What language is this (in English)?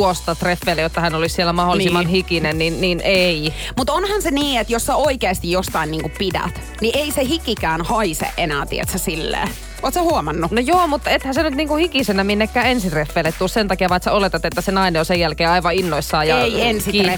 Finnish